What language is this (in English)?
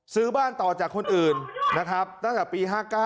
Thai